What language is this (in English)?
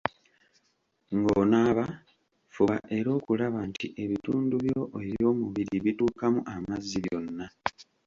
Ganda